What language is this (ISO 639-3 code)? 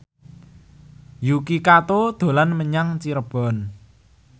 jav